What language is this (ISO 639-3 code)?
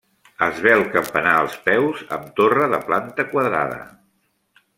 cat